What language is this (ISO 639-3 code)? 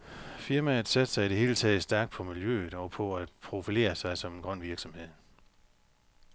dan